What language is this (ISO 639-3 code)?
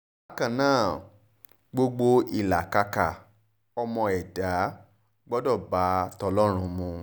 yor